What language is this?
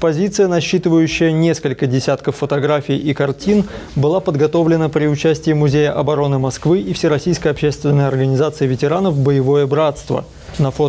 Russian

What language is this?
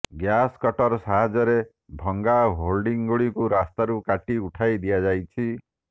Odia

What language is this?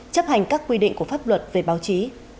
Vietnamese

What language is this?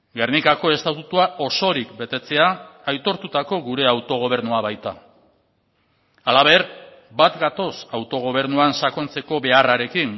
Basque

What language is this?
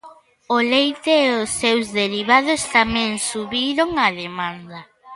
Galician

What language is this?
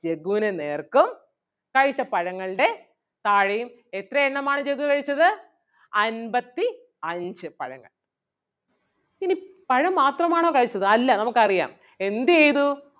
Malayalam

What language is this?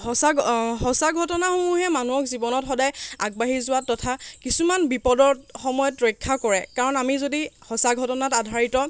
Assamese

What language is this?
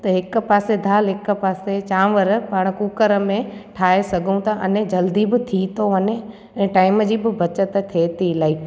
Sindhi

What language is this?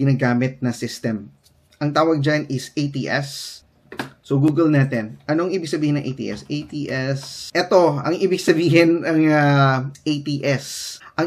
Filipino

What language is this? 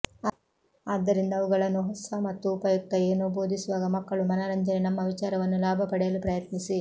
Kannada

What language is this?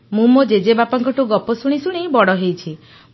Odia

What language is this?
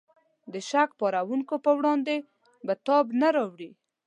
Pashto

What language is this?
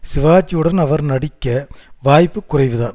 Tamil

